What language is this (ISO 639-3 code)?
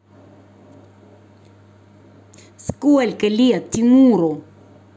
rus